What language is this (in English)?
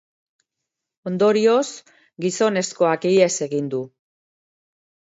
Basque